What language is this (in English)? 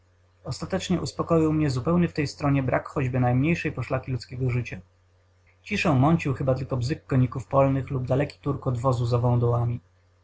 Polish